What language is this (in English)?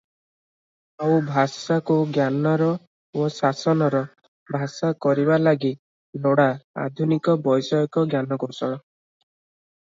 Odia